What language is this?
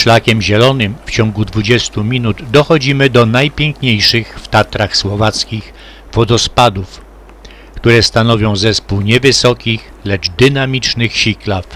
Polish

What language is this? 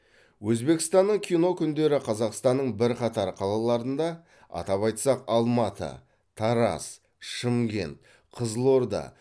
Kazakh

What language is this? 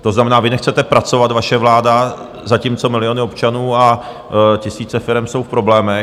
Czech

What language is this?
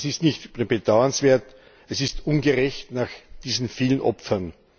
German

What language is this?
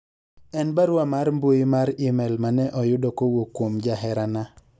Luo (Kenya and Tanzania)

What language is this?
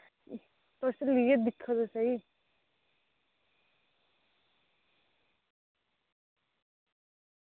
Dogri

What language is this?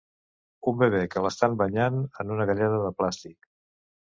Catalan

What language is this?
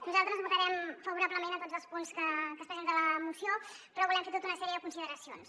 Catalan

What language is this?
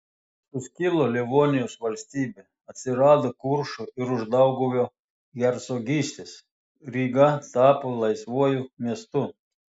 Lithuanian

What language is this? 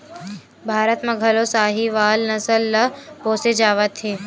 Chhattisgarhi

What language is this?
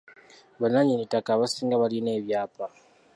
Ganda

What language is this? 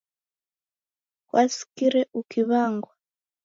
Taita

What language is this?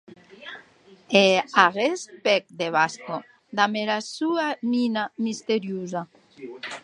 Occitan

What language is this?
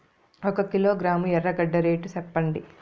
Telugu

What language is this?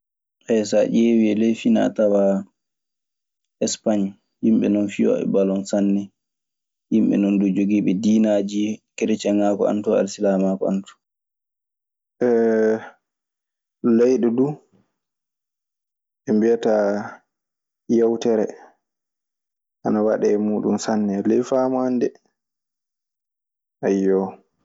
Maasina Fulfulde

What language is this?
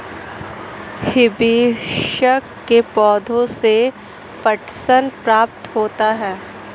Hindi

